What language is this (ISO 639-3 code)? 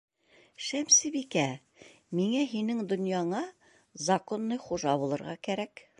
bak